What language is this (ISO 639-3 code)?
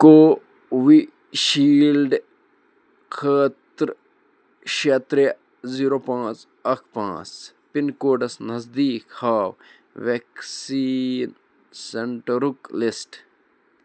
kas